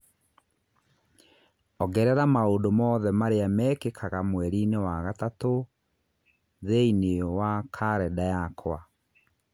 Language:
Kikuyu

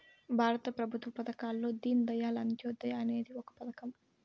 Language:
Telugu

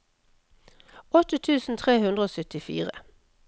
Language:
Norwegian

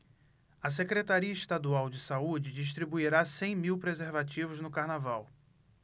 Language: Portuguese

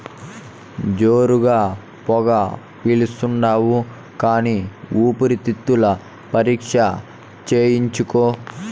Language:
Telugu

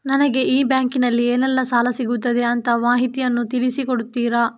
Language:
Kannada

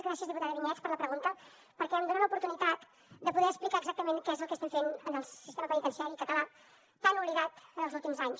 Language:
Catalan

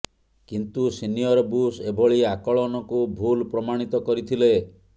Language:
Odia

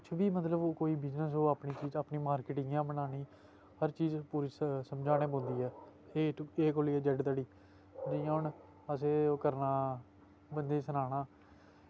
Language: Dogri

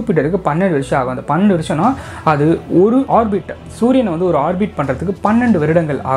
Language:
Indonesian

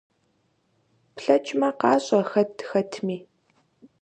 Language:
Kabardian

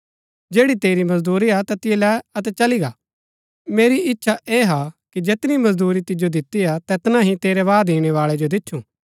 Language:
Gaddi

